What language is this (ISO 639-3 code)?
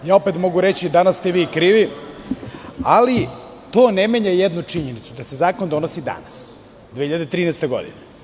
srp